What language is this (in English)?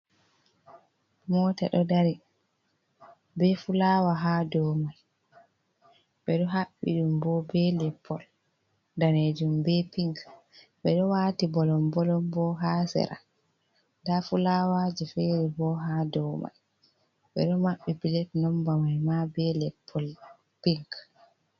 Fula